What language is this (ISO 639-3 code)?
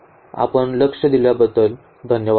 mar